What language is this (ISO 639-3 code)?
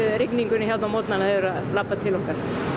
isl